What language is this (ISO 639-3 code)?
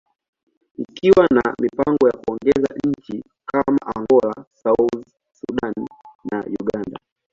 swa